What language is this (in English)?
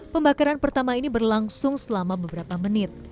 Indonesian